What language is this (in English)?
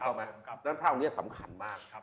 Thai